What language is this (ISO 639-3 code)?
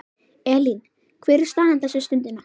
isl